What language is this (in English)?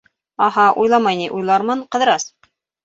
Bashkir